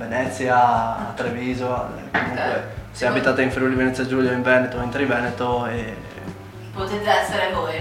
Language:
Italian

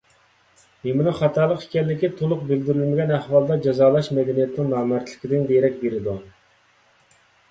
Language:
Uyghur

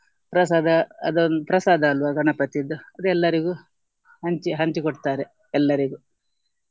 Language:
Kannada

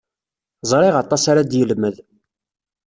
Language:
Kabyle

